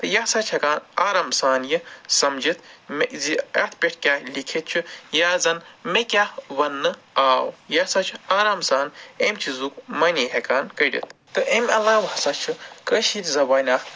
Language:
Kashmiri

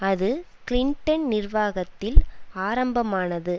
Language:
Tamil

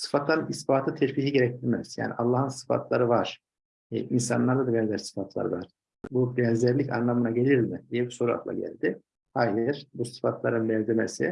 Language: Turkish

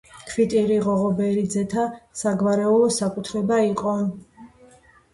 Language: Georgian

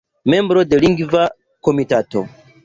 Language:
Esperanto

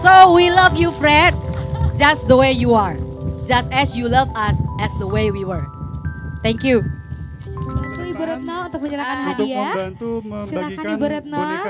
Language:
Indonesian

